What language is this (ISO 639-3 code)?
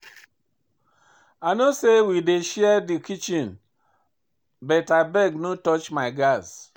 pcm